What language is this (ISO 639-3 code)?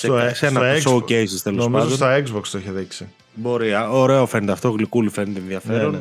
ell